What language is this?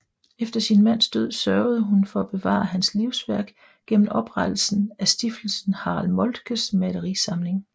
Danish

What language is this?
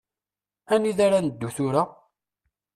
Kabyle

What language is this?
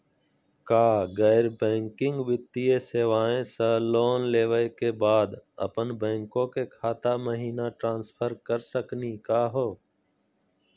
Magahi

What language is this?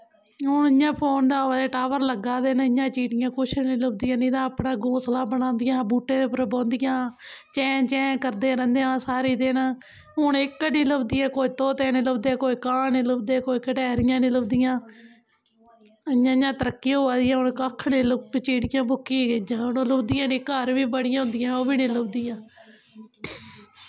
Dogri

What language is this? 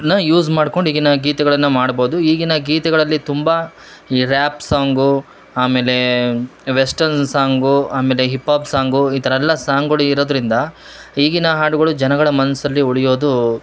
Kannada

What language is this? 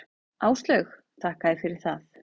Icelandic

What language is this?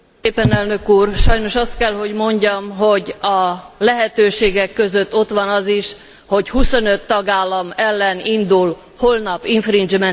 Hungarian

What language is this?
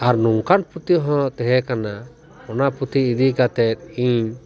Santali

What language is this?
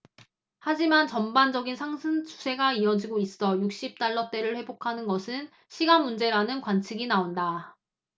Korean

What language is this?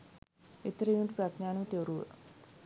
Sinhala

